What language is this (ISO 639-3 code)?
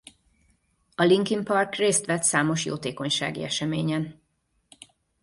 hun